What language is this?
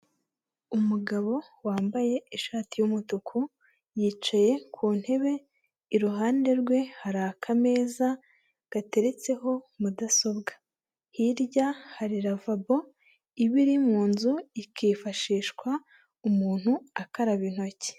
Kinyarwanda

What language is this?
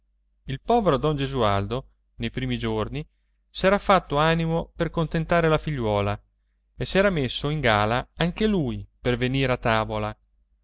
Italian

